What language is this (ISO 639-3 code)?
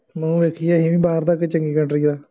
pan